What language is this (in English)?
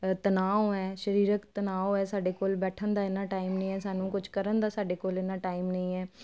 Punjabi